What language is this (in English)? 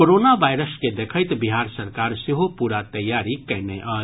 Maithili